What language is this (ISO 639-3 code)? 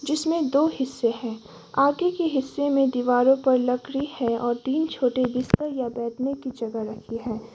hin